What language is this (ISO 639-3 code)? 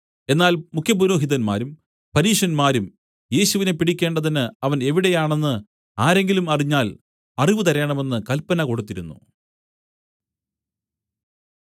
mal